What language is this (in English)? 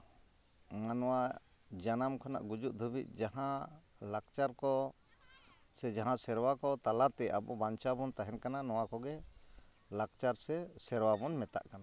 Santali